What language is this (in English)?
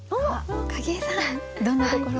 Japanese